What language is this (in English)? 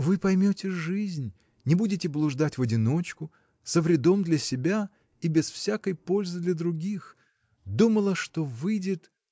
Russian